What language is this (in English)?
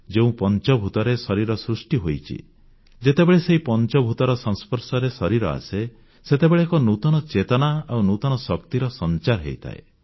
Odia